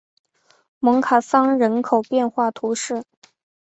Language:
Chinese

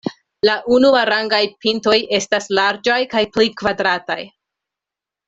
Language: Esperanto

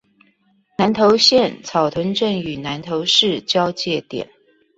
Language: Chinese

